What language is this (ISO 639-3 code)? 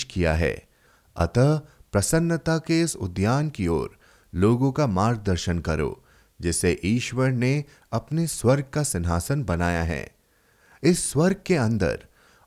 hin